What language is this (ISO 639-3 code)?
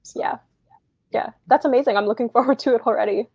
eng